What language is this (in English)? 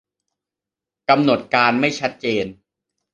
Thai